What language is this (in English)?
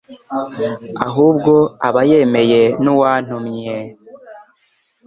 Kinyarwanda